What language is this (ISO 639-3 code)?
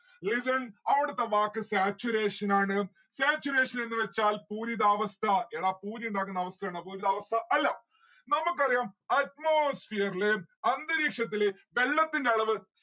mal